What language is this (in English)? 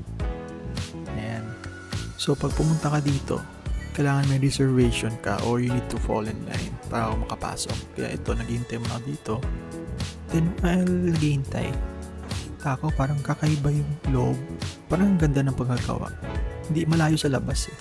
Filipino